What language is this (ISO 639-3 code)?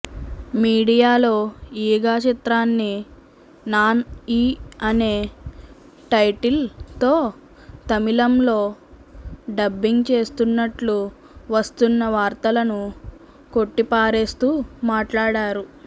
tel